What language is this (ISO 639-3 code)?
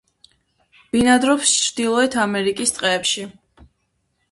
kat